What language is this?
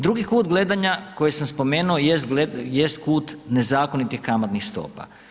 Croatian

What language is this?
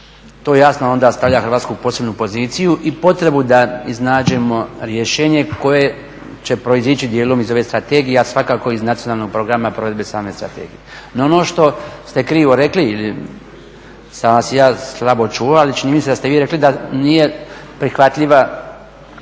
Croatian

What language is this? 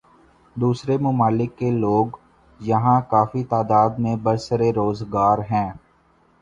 Urdu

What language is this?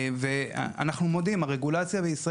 Hebrew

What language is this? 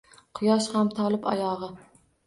Uzbek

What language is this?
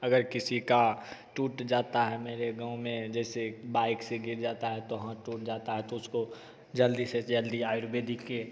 Hindi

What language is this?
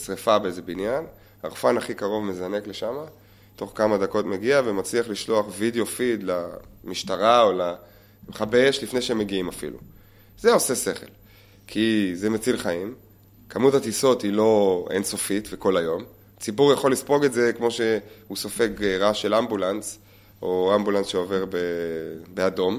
Hebrew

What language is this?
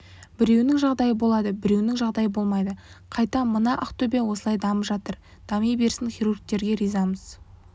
Kazakh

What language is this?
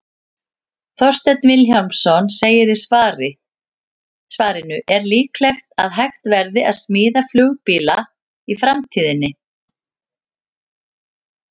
Icelandic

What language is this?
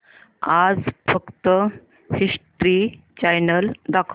Marathi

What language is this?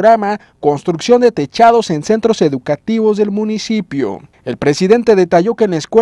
Spanish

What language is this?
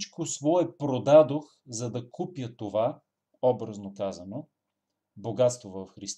Bulgarian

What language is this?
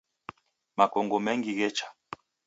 Taita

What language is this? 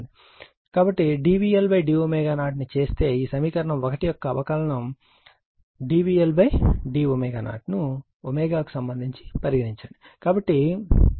Telugu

